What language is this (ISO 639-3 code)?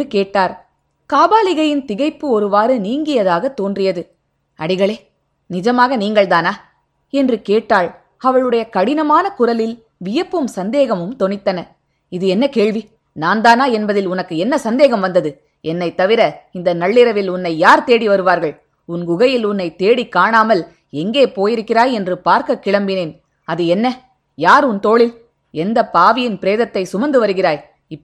tam